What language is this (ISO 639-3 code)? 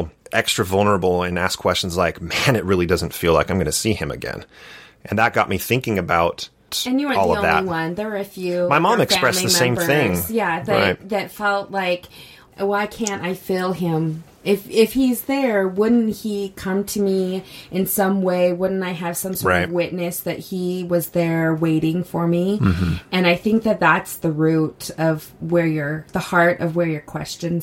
eng